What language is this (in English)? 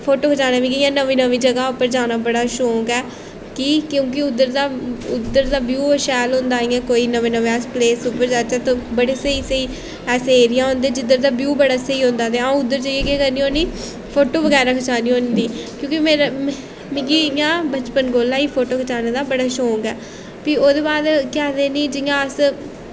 Dogri